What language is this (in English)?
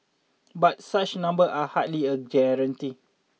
English